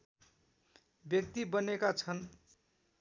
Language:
Nepali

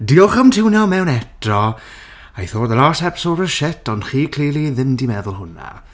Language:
Welsh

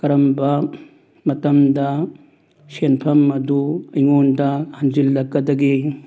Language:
Manipuri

